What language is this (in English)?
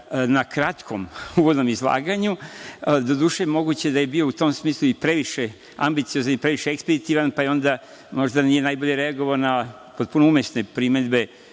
Serbian